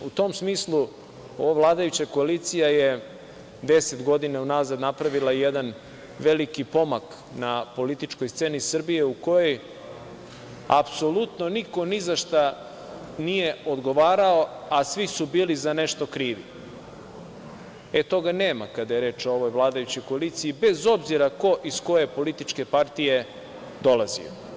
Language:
Serbian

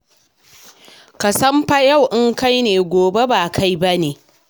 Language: Hausa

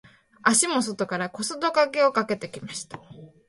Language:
Japanese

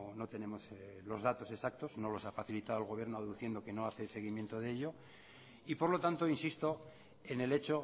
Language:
Spanish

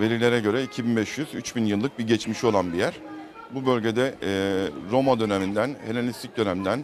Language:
Turkish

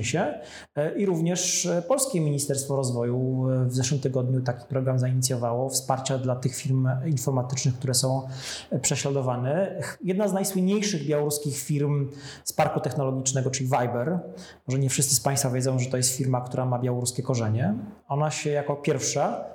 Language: Polish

